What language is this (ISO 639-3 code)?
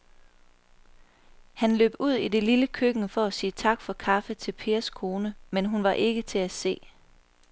dan